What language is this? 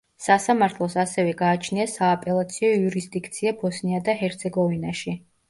Georgian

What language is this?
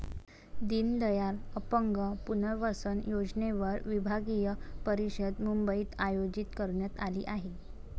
Marathi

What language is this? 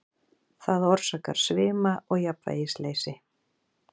Icelandic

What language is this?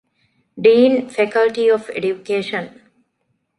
Divehi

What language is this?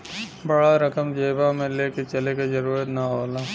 Bhojpuri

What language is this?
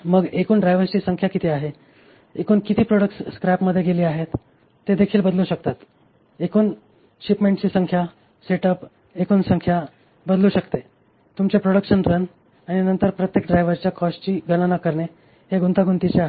Marathi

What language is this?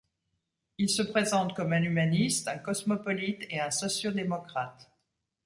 French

